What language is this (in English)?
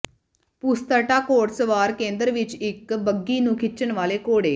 Punjabi